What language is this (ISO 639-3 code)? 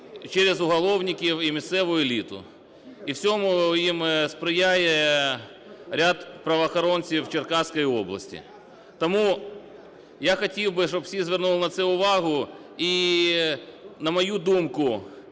ukr